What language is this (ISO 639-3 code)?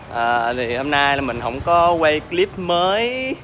vie